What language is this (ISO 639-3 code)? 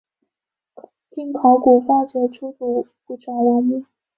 zho